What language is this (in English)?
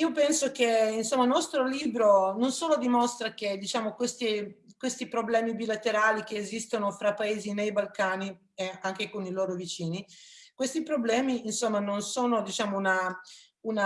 Italian